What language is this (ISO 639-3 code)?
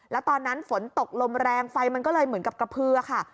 tha